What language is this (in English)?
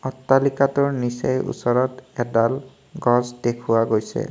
Assamese